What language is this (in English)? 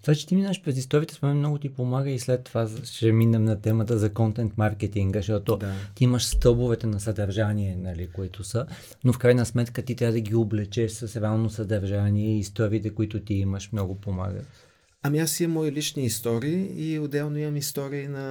Bulgarian